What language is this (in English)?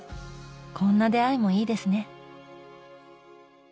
Japanese